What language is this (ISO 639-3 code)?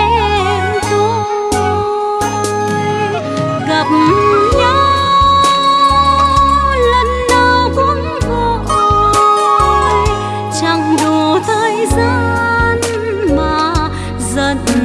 vie